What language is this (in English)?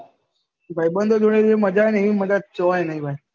Gujarati